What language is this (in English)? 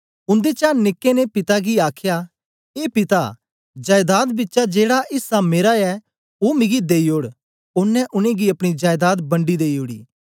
Dogri